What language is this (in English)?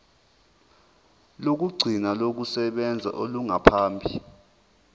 Zulu